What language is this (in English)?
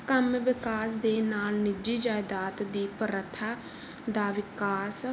Punjabi